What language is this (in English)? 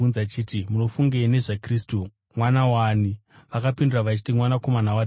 Shona